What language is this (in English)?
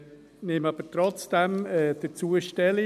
Swiss German